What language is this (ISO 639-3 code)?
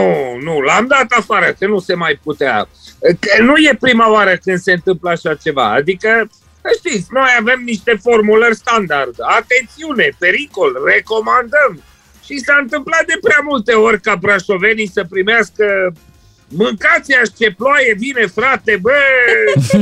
ron